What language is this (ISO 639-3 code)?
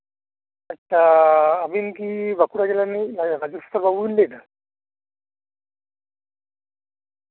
sat